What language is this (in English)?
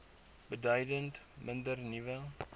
Afrikaans